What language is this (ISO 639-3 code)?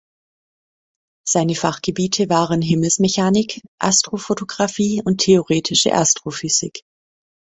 deu